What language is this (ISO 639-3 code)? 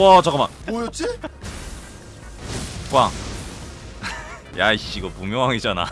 kor